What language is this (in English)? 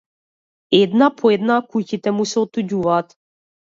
Macedonian